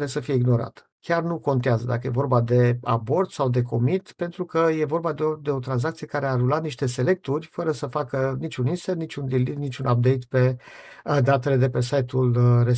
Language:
Romanian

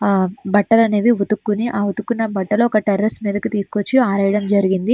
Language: Telugu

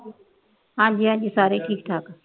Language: Punjabi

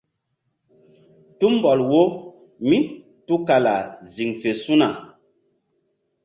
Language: Mbum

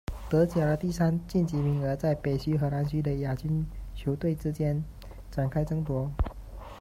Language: Chinese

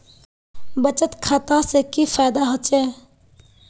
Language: Magahi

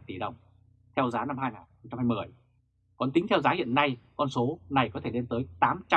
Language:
Vietnamese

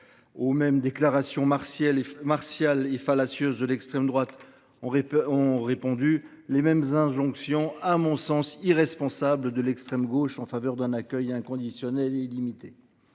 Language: French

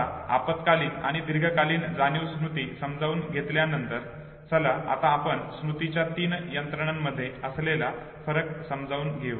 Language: Marathi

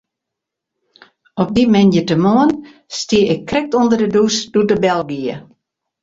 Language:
Western Frisian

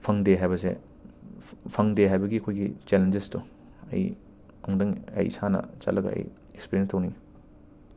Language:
Manipuri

